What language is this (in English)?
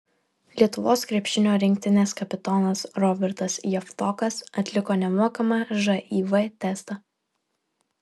Lithuanian